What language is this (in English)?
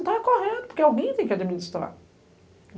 Portuguese